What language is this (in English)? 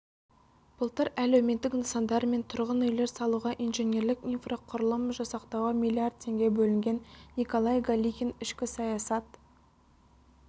Kazakh